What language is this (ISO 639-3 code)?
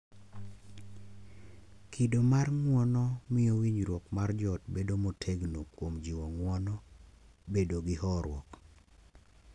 luo